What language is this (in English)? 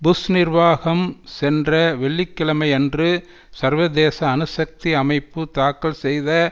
Tamil